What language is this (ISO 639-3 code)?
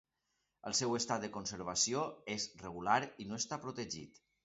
cat